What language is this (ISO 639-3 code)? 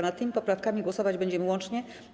pol